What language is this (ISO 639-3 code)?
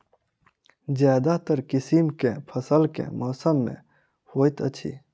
mai